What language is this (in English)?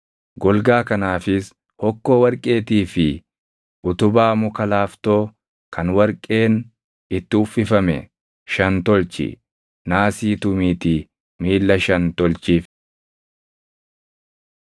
Oromo